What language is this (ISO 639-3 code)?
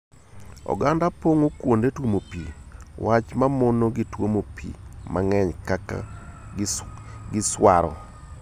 luo